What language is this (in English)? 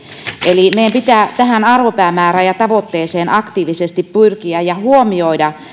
Finnish